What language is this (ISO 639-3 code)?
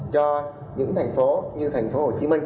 vie